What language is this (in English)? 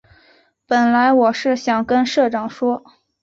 Chinese